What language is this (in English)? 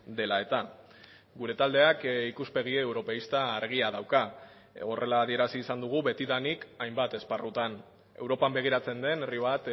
Basque